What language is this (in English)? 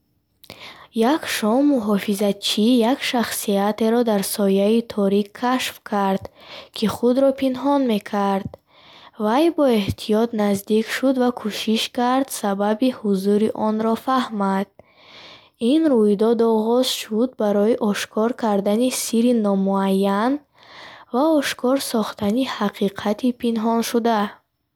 Bukharic